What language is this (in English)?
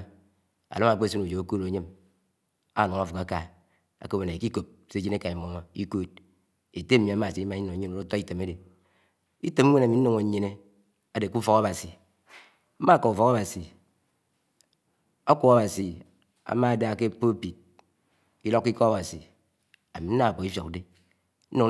Anaang